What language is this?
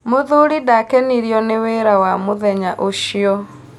Kikuyu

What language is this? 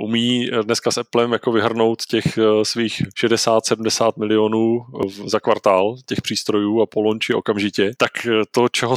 Czech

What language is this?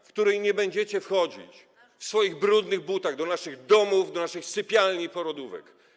Polish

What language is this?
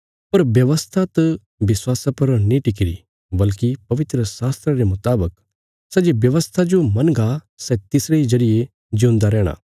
Bilaspuri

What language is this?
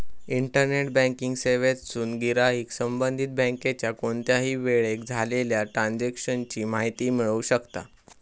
Marathi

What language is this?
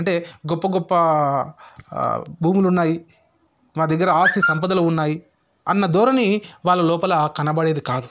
Telugu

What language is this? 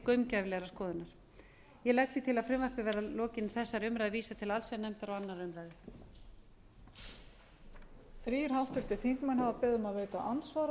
Icelandic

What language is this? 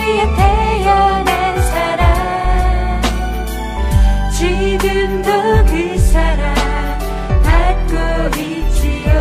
Korean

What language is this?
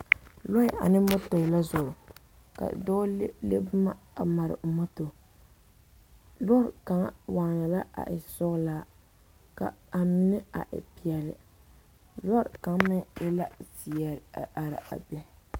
Southern Dagaare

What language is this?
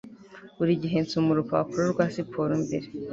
Kinyarwanda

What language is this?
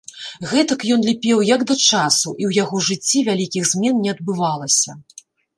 Belarusian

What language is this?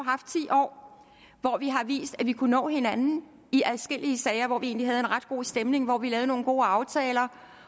Danish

